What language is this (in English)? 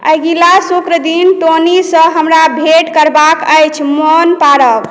Maithili